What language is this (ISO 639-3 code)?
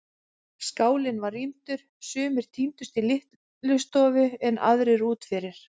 isl